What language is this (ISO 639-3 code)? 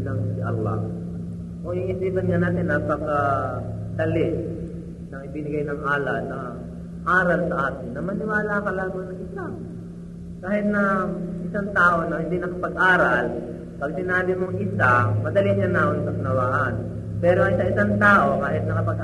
fil